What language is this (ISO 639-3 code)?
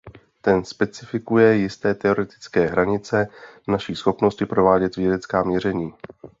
ces